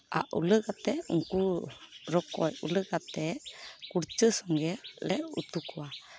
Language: Santali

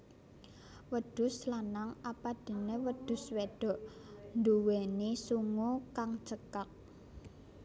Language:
Javanese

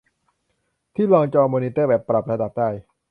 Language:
Thai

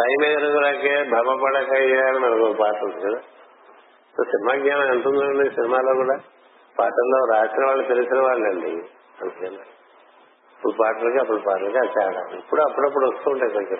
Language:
Telugu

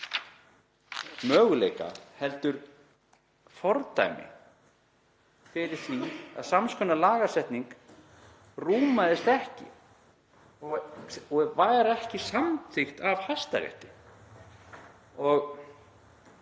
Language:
Icelandic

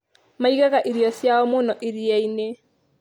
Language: Kikuyu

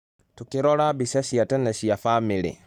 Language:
Kikuyu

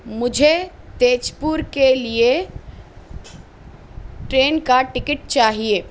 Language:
Urdu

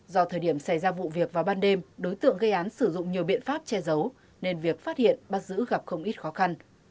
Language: Vietnamese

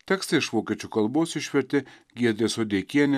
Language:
Lithuanian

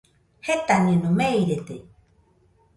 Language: Nüpode Huitoto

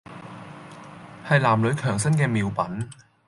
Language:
Cantonese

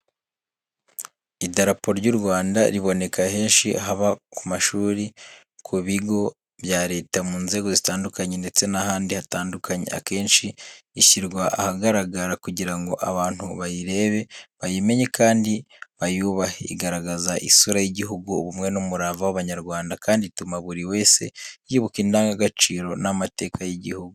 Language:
Kinyarwanda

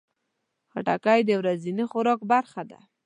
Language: Pashto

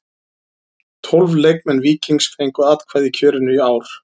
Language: Icelandic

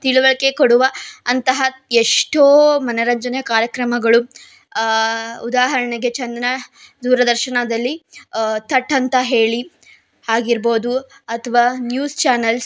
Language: Kannada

